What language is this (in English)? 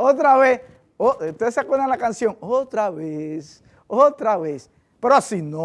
Spanish